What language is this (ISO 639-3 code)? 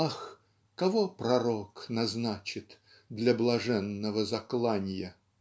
rus